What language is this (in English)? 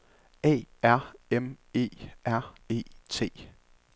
Danish